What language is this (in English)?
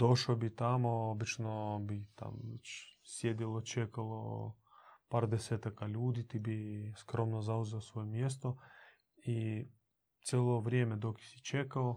Croatian